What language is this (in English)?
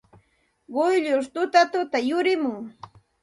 Santa Ana de Tusi Pasco Quechua